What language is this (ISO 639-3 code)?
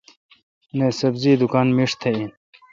xka